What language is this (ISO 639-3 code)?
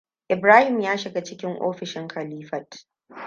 hau